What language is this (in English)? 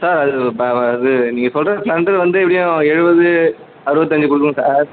Tamil